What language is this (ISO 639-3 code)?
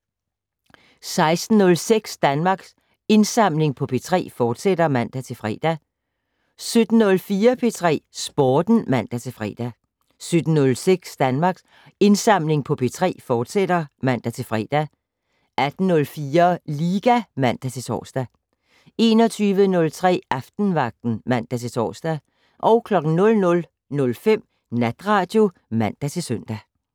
dan